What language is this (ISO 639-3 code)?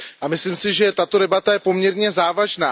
ces